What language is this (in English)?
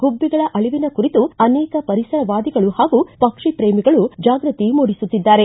Kannada